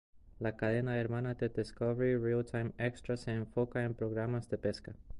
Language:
Spanish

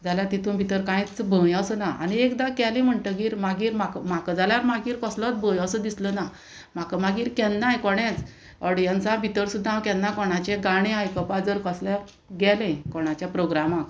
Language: Konkani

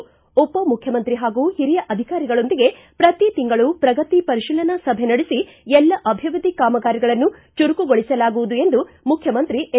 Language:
Kannada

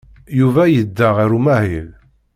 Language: Kabyle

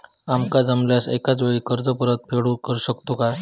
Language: Marathi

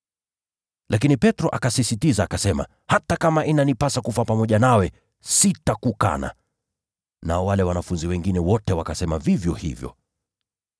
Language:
Swahili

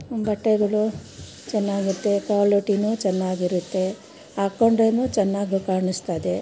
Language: Kannada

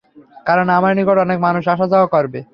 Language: Bangla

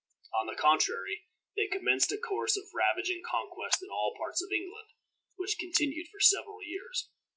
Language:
English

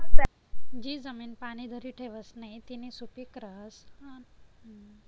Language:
Marathi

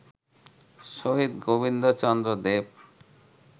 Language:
Bangla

